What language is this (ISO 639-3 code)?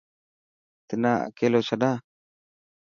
mki